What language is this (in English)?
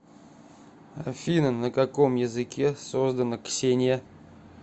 Russian